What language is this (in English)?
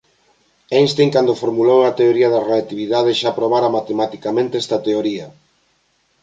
Galician